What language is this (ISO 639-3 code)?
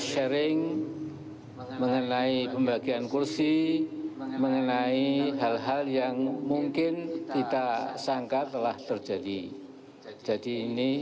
ind